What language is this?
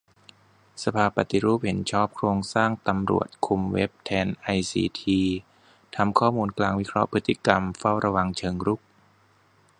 Thai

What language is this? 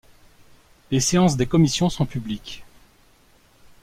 French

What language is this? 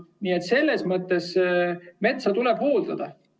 Estonian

